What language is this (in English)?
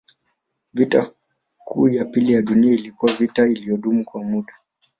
Swahili